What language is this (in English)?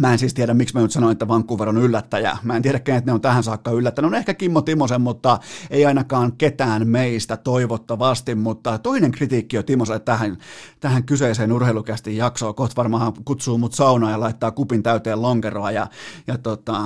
Finnish